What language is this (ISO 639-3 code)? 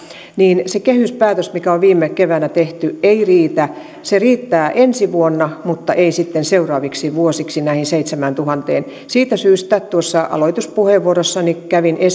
fin